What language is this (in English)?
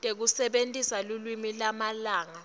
Swati